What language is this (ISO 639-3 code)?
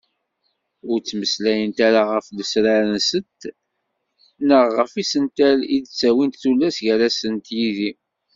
kab